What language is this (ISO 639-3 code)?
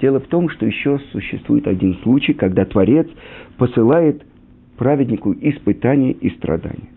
rus